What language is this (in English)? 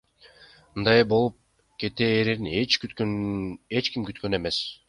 Kyrgyz